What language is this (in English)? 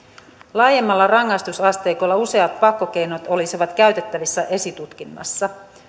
Finnish